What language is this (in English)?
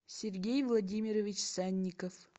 Russian